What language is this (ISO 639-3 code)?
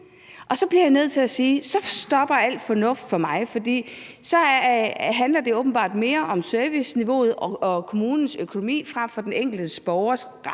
dan